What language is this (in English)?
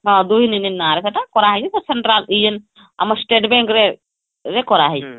Odia